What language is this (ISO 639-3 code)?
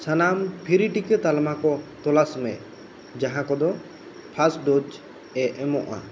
sat